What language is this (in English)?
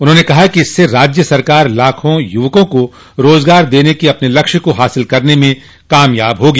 Hindi